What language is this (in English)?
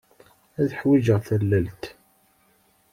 Kabyle